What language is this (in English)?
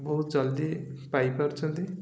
Odia